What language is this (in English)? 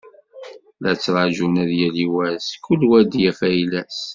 Kabyle